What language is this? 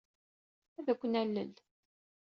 Kabyle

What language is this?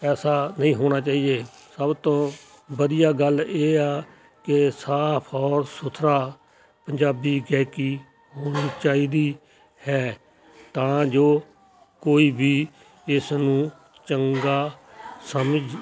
Punjabi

